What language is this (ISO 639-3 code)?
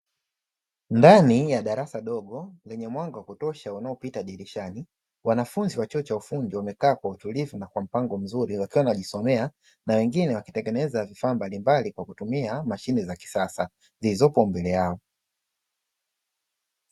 swa